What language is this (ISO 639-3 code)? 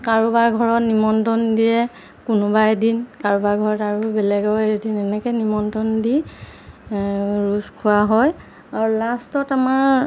asm